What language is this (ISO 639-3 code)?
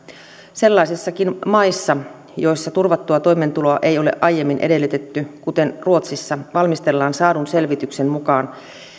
fin